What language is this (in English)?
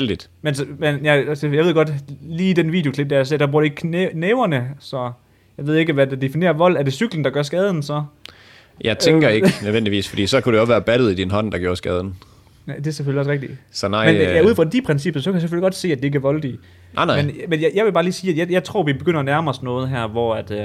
Danish